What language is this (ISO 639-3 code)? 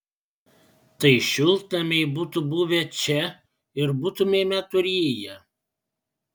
lit